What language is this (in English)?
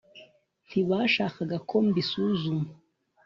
Kinyarwanda